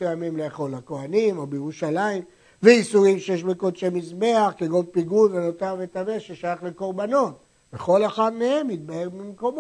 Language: Hebrew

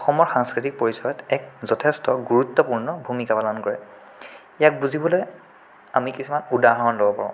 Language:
Assamese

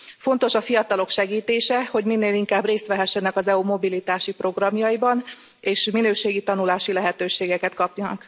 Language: Hungarian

